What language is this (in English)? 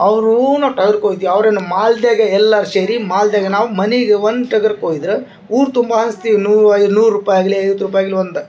Kannada